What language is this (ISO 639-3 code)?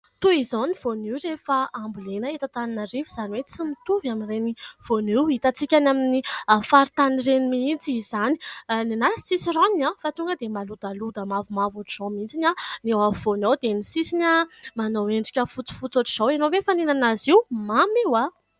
mlg